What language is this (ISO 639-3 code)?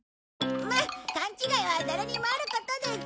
jpn